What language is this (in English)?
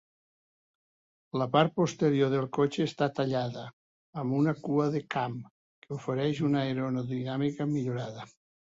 Catalan